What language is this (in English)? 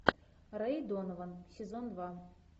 Russian